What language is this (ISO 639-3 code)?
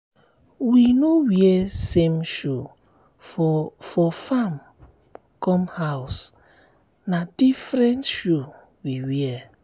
pcm